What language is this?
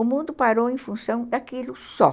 Portuguese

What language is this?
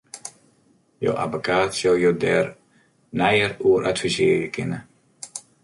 Western Frisian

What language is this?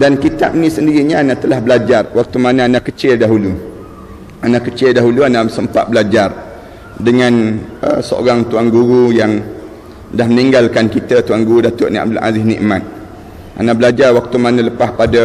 Malay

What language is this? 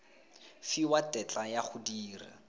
Tswana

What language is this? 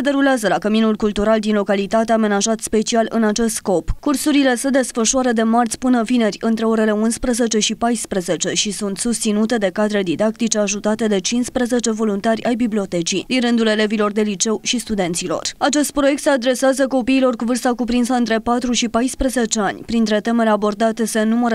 Romanian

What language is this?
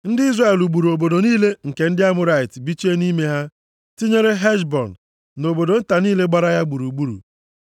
Igbo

